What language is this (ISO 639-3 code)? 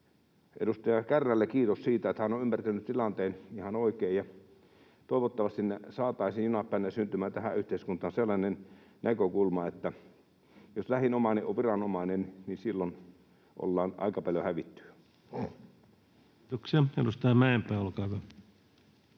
fin